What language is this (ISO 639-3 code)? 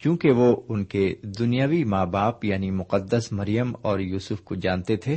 urd